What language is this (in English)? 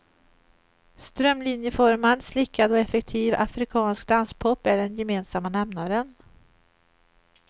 Swedish